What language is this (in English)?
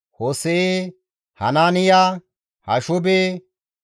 Gamo